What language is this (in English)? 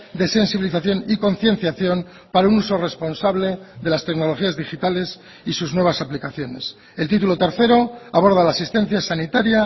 Spanish